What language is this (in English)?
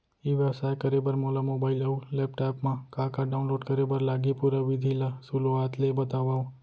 Chhattisgarhi